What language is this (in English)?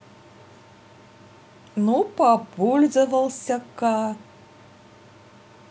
Russian